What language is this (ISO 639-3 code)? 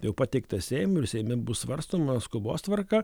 lit